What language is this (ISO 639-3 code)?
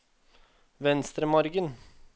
nor